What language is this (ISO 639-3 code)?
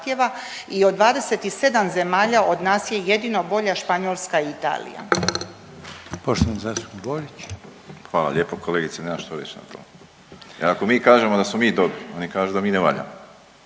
hrv